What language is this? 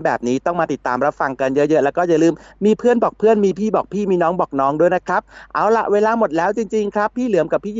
Thai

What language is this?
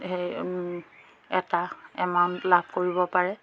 Assamese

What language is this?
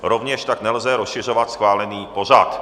Czech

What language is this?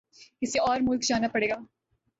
Urdu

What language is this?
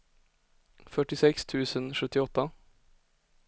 Swedish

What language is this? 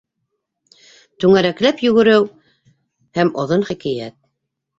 Bashkir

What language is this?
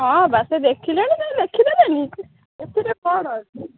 Odia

